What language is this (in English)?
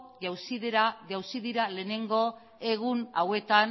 Basque